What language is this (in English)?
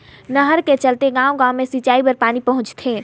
Chhattisgarhi